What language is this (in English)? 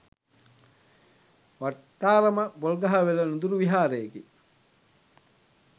Sinhala